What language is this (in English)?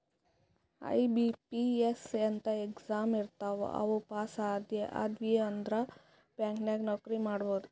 Kannada